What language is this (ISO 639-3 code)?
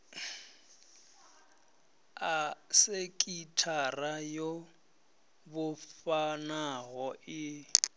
ven